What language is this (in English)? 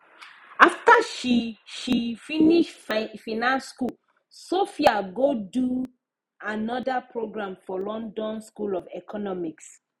Nigerian Pidgin